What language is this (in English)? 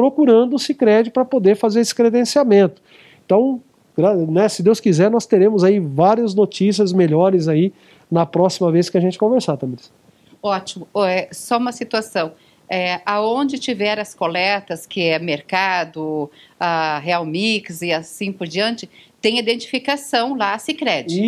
Portuguese